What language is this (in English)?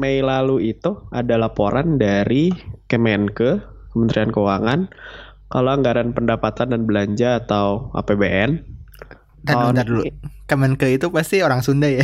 Indonesian